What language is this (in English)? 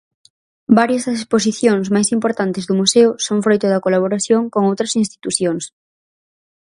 Galician